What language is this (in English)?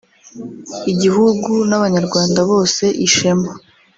Kinyarwanda